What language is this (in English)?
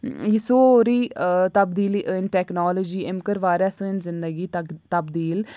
Kashmiri